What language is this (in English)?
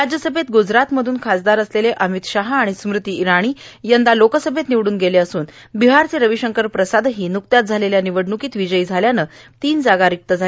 Marathi